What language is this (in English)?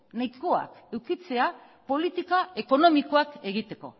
Basque